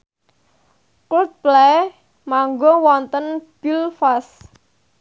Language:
Javanese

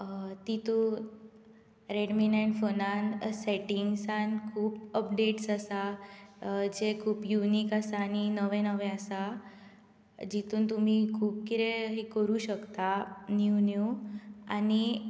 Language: Konkani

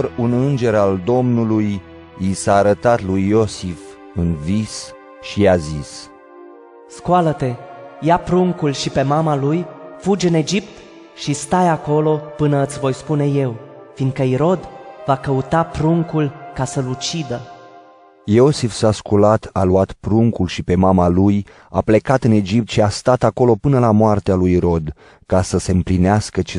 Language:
Romanian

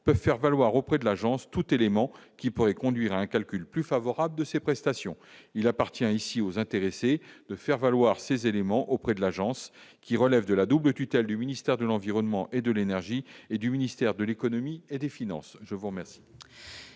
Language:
French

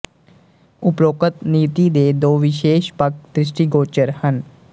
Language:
Punjabi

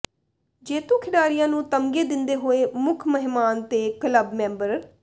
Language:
Punjabi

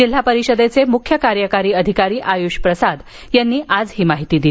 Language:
Marathi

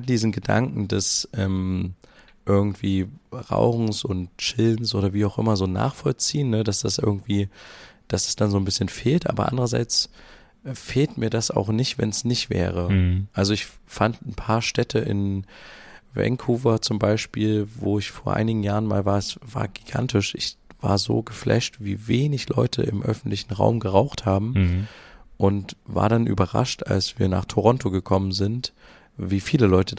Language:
German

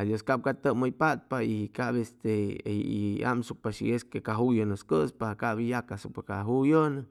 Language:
Chimalapa Zoque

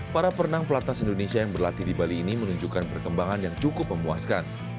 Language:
Indonesian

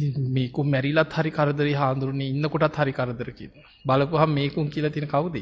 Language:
Korean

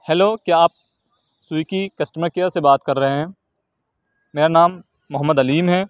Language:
Urdu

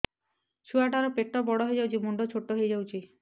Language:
Odia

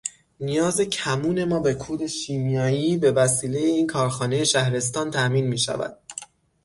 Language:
Persian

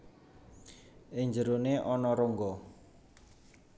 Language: Javanese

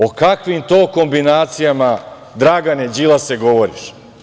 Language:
Serbian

